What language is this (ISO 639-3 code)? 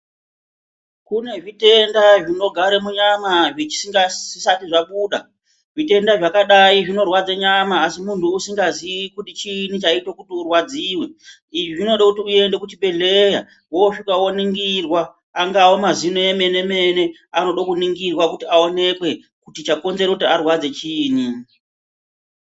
ndc